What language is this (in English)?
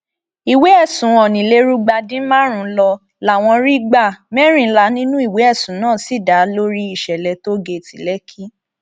Yoruba